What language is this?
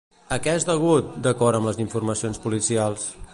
Catalan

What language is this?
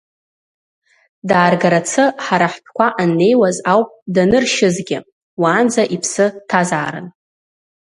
Abkhazian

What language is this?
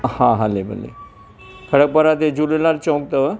Sindhi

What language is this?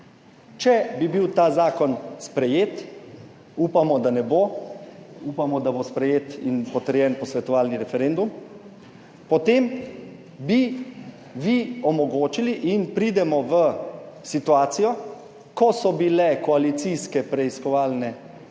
Slovenian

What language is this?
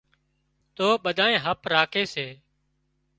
Wadiyara Koli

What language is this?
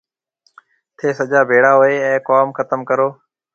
Marwari (Pakistan)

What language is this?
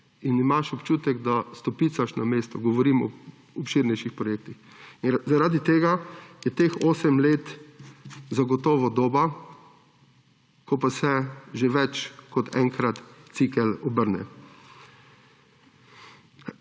Slovenian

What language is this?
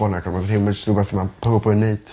Welsh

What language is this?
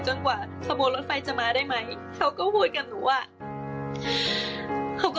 Thai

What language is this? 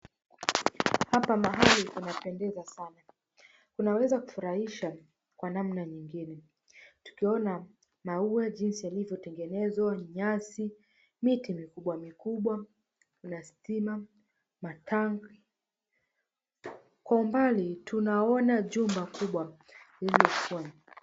Swahili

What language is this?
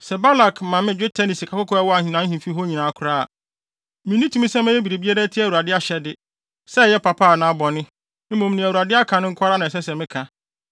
Akan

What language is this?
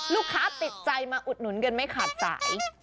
Thai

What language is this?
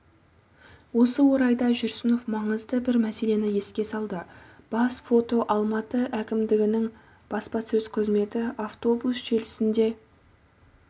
Kazakh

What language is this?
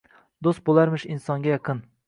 Uzbek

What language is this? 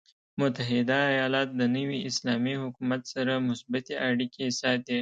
Pashto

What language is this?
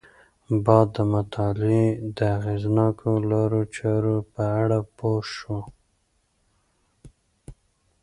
Pashto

